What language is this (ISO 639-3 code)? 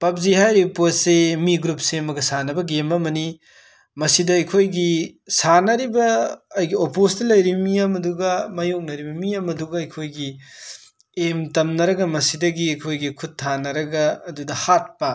mni